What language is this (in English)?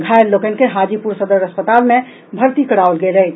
Maithili